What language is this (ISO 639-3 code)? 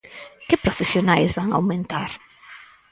glg